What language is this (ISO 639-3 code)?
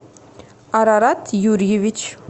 rus